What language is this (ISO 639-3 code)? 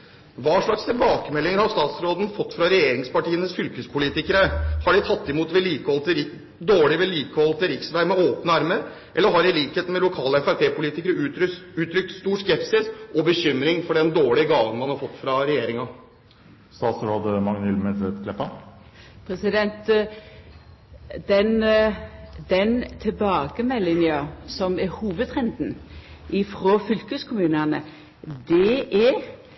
nor